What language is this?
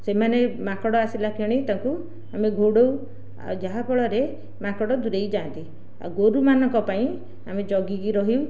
Odia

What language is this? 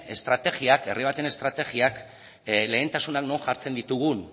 Basque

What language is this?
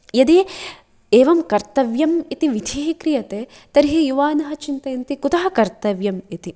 Sanskrit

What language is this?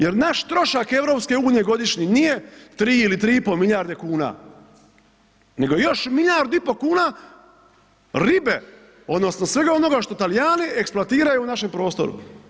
Croatian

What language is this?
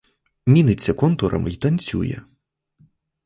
Ukrainian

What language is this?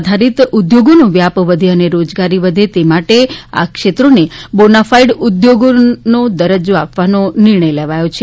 Gujarati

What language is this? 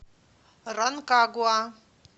Russian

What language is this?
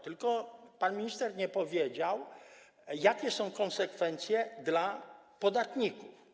Polish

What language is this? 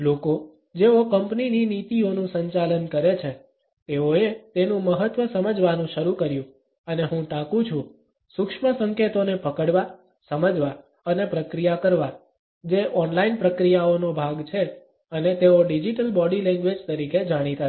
Gujarati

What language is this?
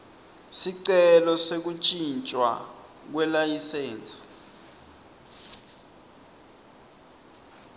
Swati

